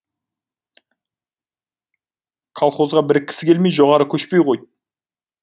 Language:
Kazakh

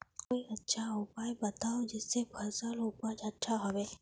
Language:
Magahi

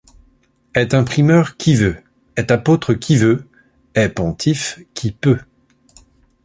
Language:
French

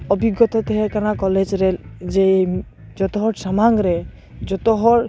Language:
Santali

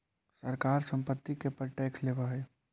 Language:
Magahi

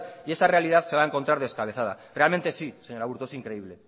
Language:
Spanish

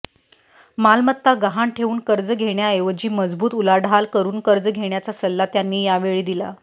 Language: Marathi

